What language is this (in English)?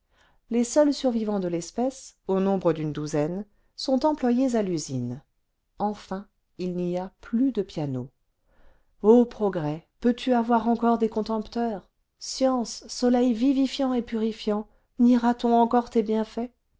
French